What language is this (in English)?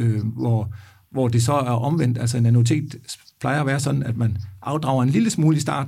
Danish